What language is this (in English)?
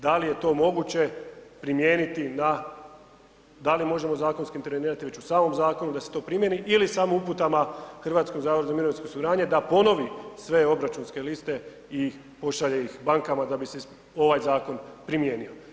Croatian